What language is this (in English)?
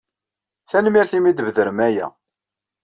Kabyle